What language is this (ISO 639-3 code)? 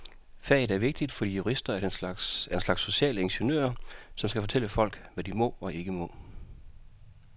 dan